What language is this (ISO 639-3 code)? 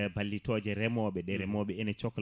ful